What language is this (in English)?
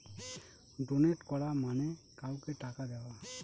Bangla